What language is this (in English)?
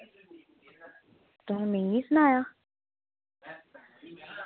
Dogri